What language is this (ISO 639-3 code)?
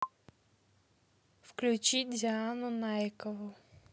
rus